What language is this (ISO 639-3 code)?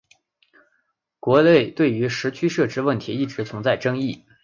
zho